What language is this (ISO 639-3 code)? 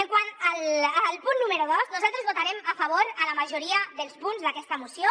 cat